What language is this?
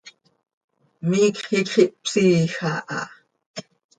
Seri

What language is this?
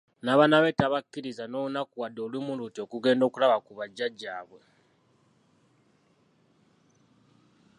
Ganda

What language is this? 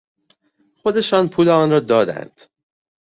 Persian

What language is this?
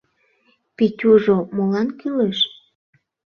Mari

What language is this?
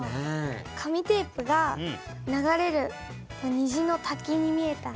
Japanese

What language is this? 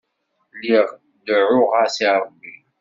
Kabyle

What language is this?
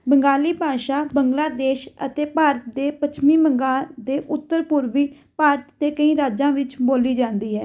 Punjabi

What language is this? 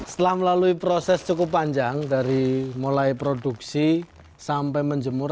Indonesian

